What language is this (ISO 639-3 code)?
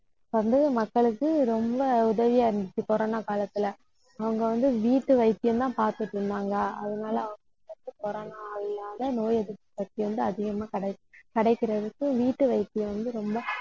tam